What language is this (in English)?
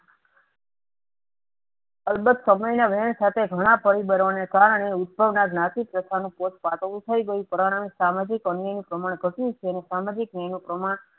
Gujarati